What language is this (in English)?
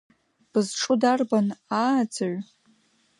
Abkhazian